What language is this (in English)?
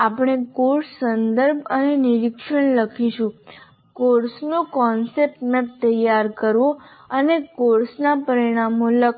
Gujarati